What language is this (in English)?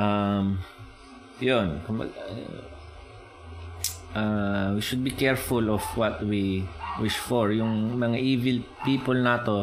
Filipino